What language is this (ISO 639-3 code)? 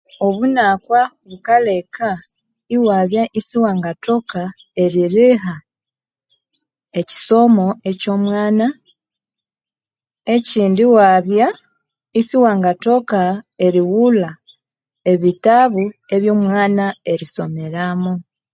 koo